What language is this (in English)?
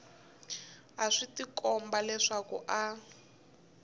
Tsonga